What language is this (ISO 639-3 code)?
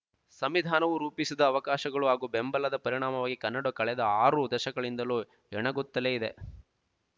kan